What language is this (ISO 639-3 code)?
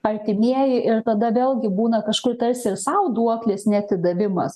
lit